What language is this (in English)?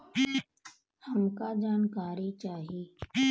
Bhojpuri